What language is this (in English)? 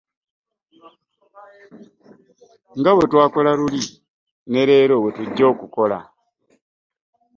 Ganda